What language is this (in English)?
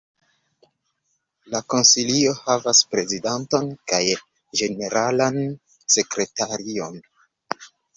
Esperanto